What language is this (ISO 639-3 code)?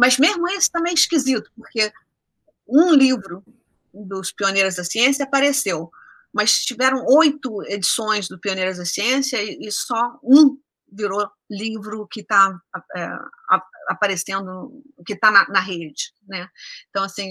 por